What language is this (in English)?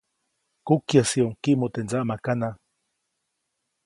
Copainalá Zoque